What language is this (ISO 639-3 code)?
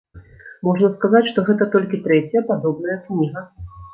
bel